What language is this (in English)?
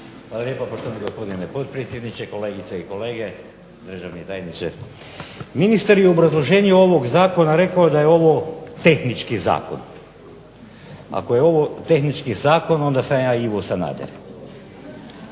Croatian